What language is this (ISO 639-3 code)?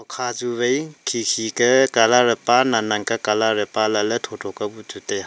nnp